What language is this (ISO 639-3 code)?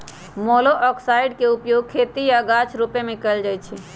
mag